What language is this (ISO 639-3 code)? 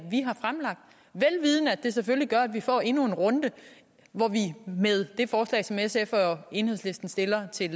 dan